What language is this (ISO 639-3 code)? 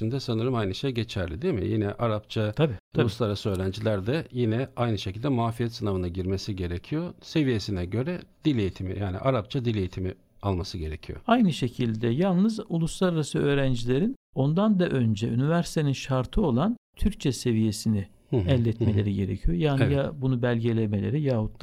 tur